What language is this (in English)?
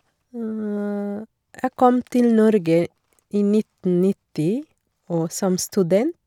Norwegian